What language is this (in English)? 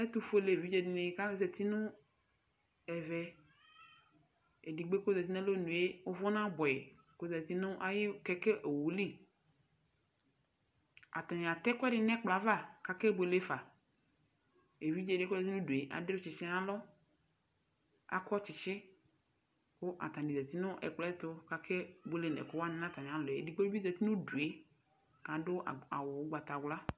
Ikposo